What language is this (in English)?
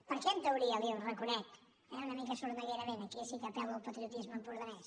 Catalan